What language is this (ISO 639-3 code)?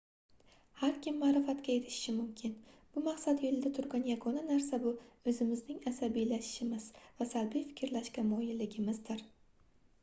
uzb